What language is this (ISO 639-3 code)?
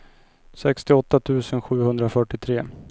swe